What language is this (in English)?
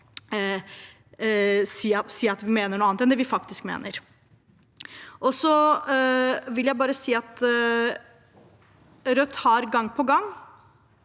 Norwegian